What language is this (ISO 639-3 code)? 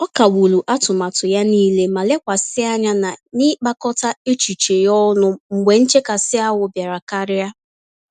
ibo